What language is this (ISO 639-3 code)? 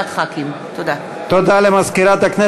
heb